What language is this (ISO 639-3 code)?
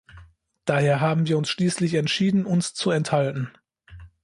deu